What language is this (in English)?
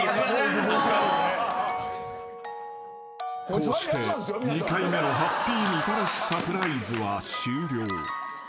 Japanese